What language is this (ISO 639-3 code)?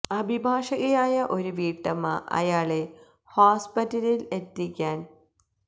mal